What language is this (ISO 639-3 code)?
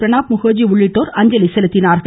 tam